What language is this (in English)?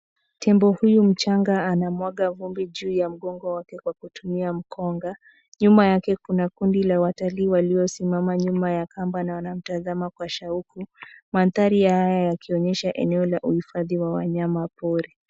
Swahili